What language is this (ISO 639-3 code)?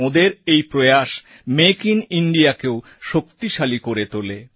ben